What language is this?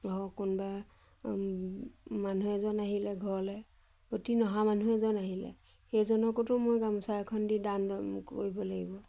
Assamese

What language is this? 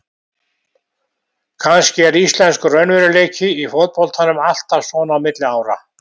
Icelandic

